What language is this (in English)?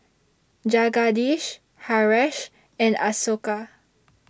English